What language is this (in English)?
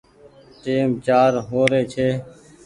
Goaria